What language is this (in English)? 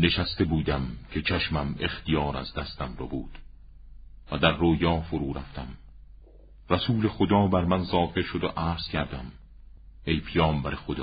Persian